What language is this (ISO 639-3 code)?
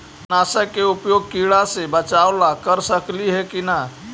mag